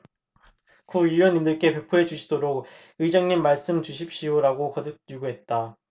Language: Korean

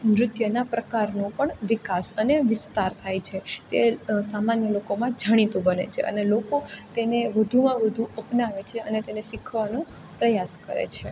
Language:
Gujarati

